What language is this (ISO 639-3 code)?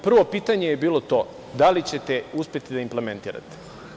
srp